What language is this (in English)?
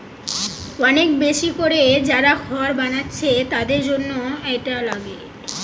Bangla